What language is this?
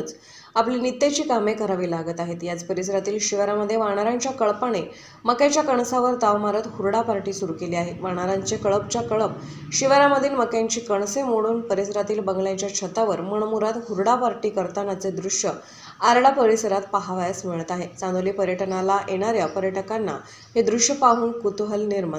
Romanian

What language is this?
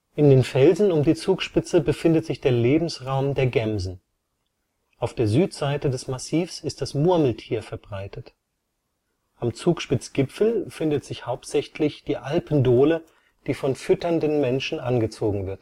German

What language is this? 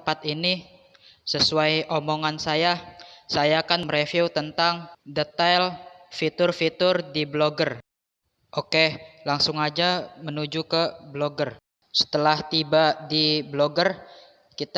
Indonesian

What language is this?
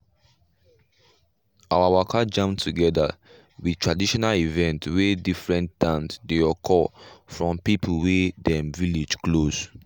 Nigerian Pidgin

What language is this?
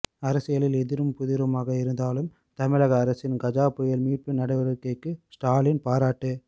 Tamil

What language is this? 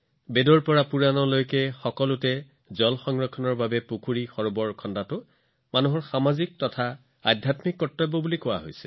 Assamese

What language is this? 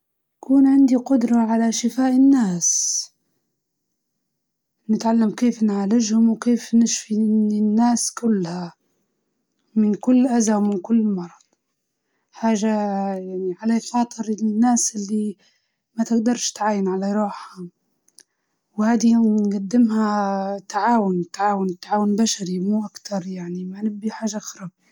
Libyan Arabic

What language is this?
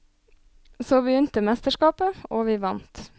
Norwegian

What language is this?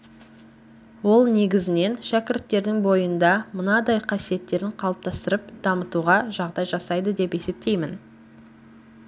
Kazakh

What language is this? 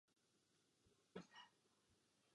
Czech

